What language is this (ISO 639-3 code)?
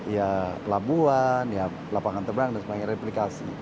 ind